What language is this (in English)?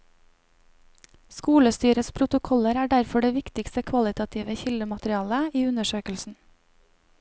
Norwegian